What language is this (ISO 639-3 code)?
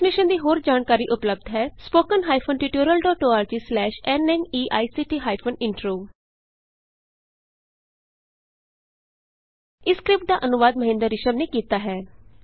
pan